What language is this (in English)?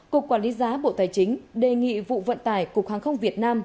Vietnamese